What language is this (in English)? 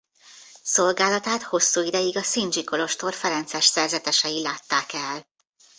Hungarian